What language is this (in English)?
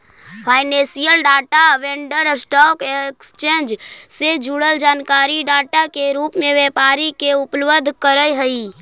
Magahi